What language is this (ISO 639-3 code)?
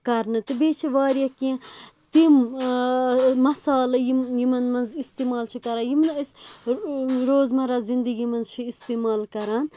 kas